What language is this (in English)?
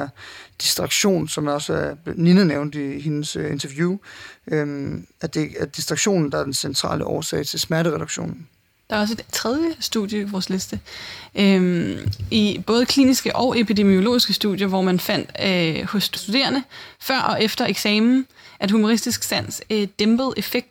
Danish